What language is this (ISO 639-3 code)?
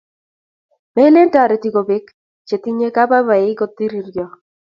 kln